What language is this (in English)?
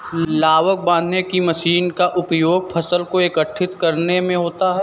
Hindi